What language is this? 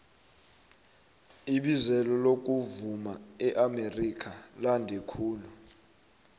South Ndebele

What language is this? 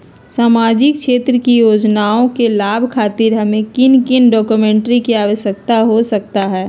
Magahi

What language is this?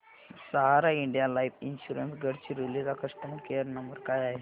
Marathi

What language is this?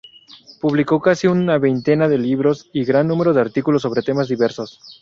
Spanish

